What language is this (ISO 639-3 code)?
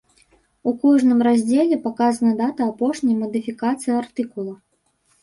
bel